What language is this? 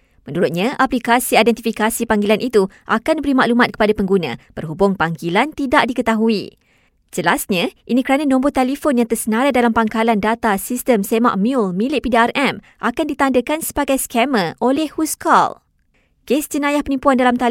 Malay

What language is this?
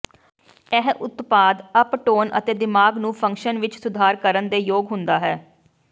Punjabi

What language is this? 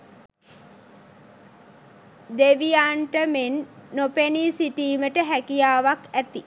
Sinhala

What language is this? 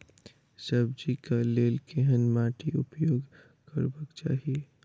Maithili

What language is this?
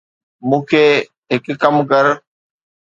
Sindhi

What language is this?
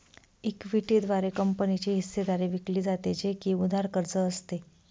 Marathi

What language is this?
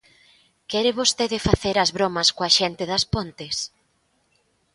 Galician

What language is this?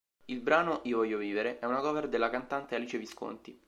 Italian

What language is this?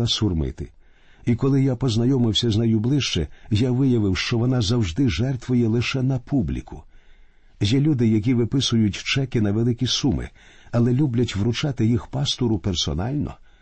Ukrainian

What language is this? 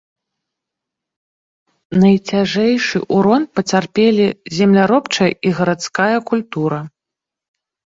Belarusian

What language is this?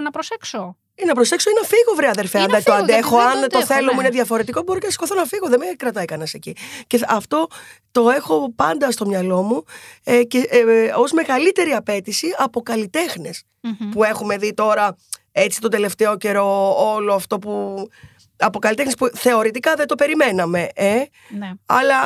Greek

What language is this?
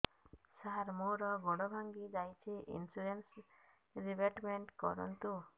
Odia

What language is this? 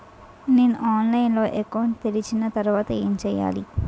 Telugu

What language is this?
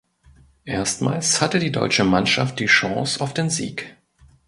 German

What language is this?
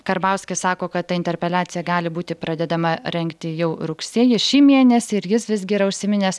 Lithuanian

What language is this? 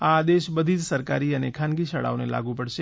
Gujarati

